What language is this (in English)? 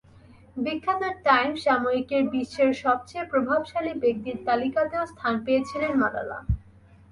Bangla